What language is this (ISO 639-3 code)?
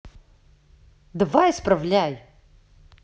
rus